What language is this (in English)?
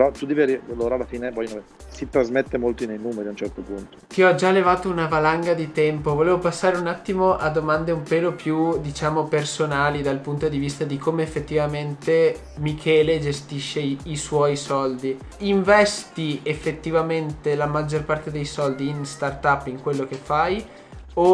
Italian